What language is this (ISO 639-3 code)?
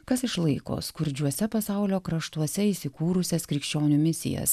lit